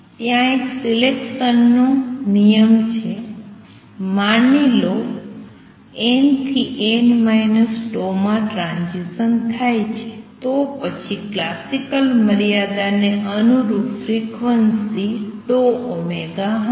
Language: Gujarati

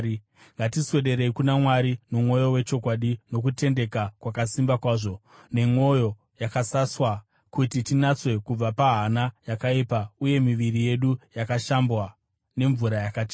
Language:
Shona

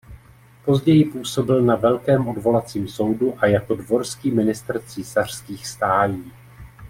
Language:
Czech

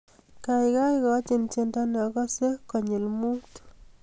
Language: Kalenjin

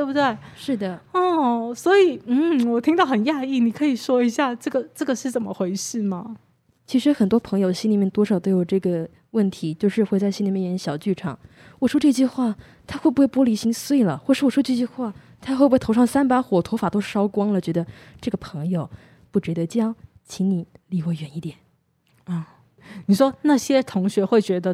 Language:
Chinese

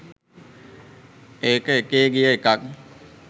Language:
Sinhala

